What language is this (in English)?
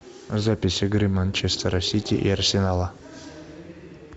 Russian